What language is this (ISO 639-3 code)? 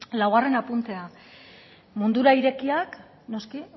eus